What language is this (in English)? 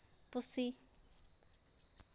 Santali